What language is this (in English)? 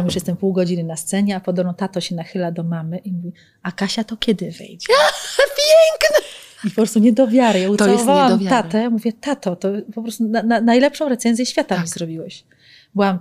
Polish